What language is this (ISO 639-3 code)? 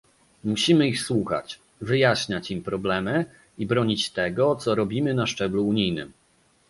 pol